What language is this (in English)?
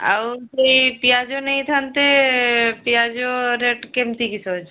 Odia